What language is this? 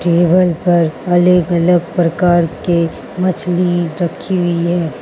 Hindi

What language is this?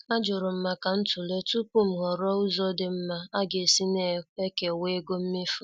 Igbo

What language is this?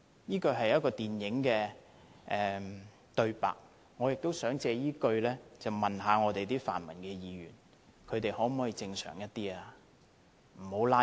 Cantonese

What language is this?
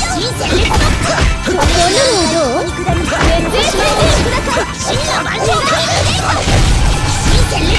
Japanese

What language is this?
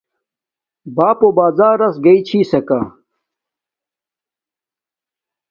Domaaki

